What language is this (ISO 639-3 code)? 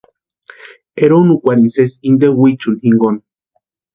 pua